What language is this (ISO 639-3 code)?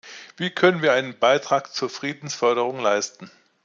deu